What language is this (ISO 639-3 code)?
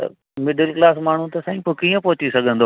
snd